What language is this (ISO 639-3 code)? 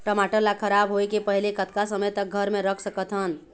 hne